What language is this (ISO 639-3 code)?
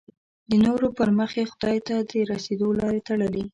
pus